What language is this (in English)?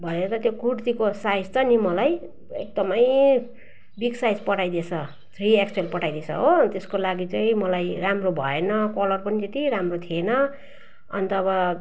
Nepali